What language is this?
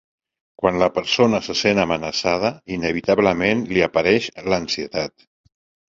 Catalan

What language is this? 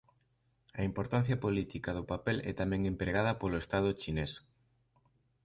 Galician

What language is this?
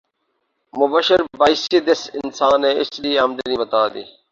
Urdu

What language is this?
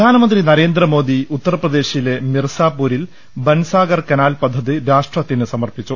Malayalam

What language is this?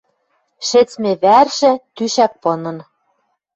Western Mari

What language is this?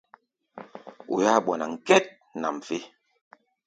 Gbaya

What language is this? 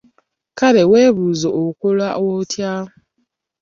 Ganda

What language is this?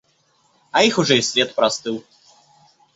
Russian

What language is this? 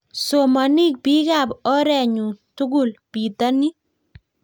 Kalenjin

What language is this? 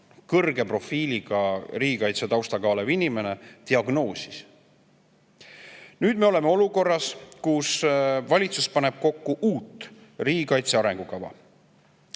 Estonian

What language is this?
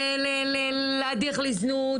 Hebrew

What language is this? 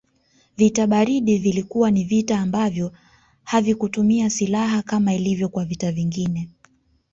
Swahili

